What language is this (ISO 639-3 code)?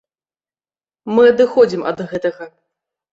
bel